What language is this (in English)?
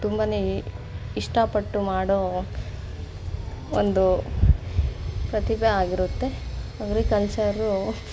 Kannada